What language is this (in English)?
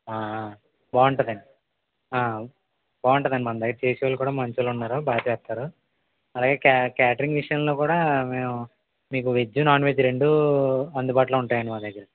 Telugu